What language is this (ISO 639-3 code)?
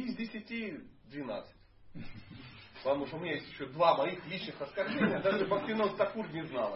rus